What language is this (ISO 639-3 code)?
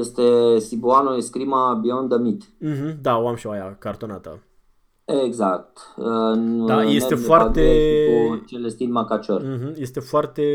ron